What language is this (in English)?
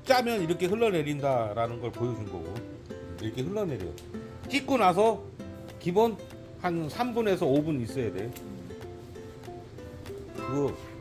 Korean